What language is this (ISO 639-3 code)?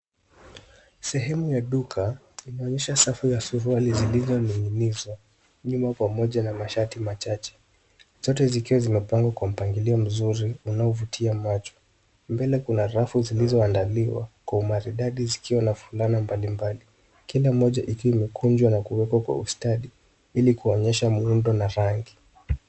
swa